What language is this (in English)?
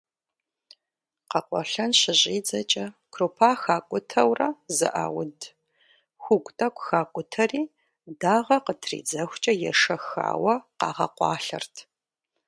Kabardian